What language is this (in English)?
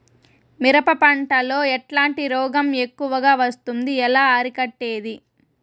Telugu